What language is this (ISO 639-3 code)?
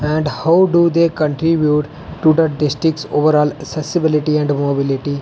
doi